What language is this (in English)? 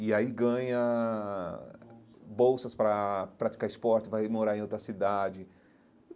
Portuguese